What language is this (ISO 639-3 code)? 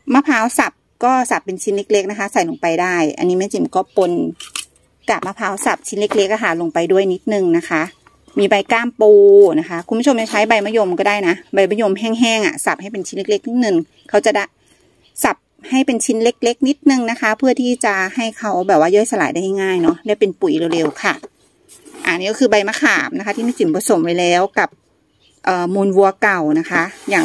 tha